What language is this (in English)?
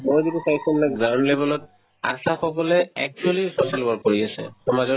Assamese